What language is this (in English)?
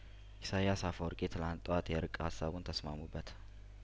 Amharic